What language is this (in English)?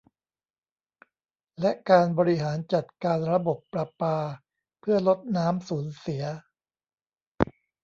Thai